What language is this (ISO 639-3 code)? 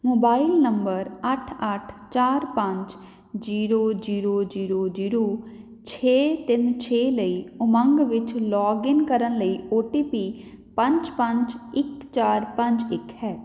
pan